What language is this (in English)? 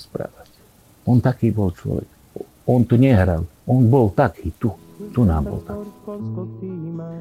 Slovak